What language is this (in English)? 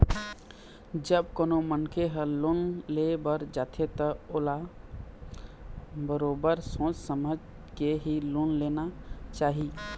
Chhattisgarhi